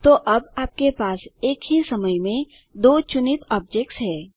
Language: Hindi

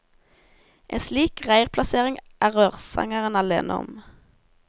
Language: Norwegian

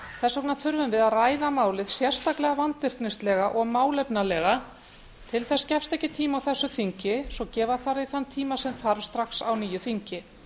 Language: Icelandic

